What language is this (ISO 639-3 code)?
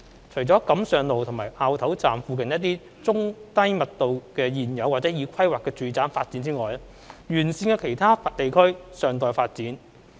yue